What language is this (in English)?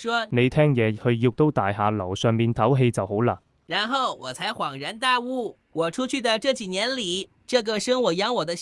Chinese